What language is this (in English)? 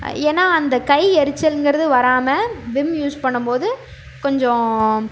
Tamil